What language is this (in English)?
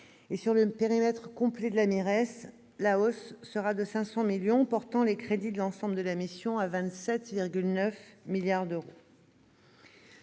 French